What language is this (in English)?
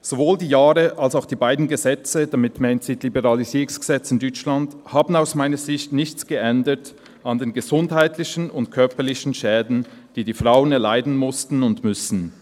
Swiss German